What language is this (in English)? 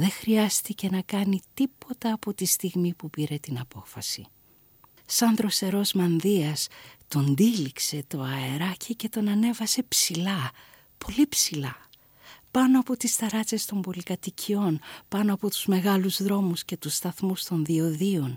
Greek